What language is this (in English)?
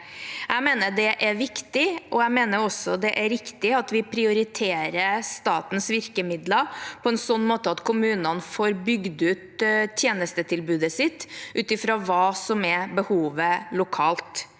Norwegian